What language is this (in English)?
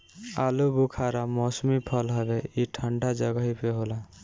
Bhojpuri